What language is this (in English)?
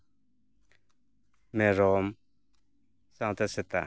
Santali